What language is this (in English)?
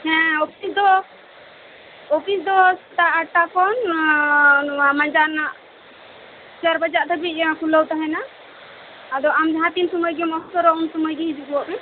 Santali